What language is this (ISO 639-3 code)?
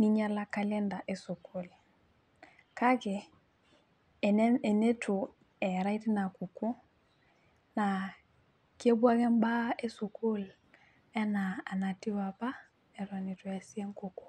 mas